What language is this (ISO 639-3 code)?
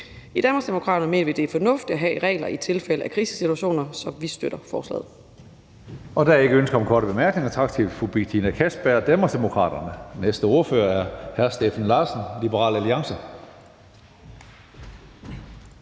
dan